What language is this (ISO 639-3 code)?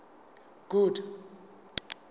sot